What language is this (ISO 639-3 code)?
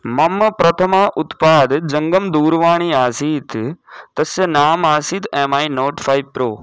san